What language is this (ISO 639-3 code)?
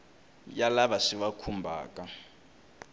tso